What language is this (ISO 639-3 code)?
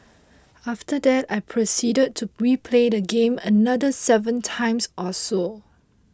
eng